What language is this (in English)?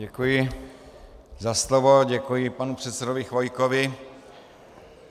Czech